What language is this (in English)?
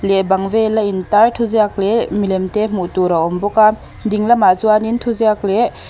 Mizo